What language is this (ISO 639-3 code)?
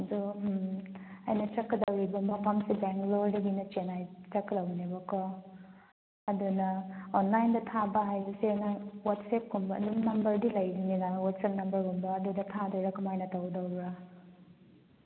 mni